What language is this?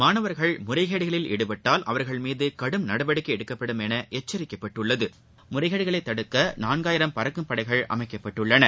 Tamil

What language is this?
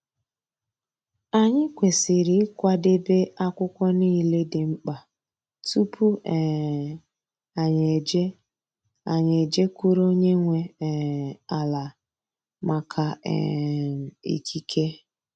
Igbo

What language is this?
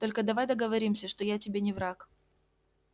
Russian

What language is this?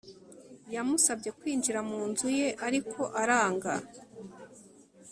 Kinyarwanda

